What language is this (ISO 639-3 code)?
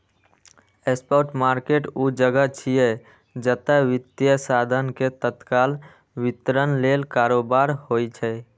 mai